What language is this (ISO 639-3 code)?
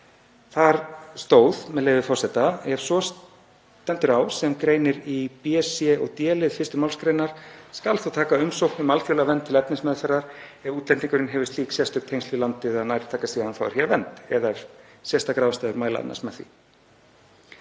isl